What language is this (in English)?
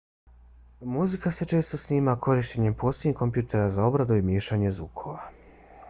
Bosnian